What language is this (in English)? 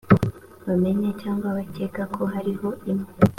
Kinyarwanda